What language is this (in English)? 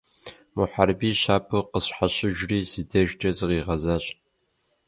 Kabardian